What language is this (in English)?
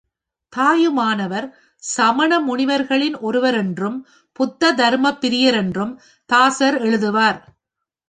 Tamil